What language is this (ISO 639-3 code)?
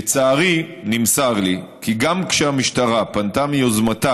heb